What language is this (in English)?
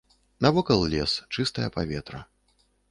Belarusian